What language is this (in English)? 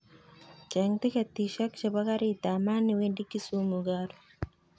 Kalenjin